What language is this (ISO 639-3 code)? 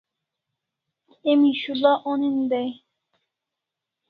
kls